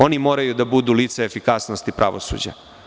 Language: Serbian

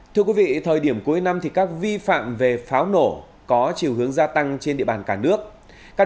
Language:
Vietnamese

